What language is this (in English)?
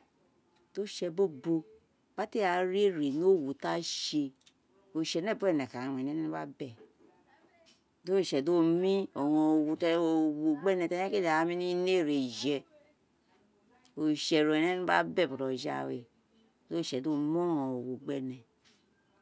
Isekiri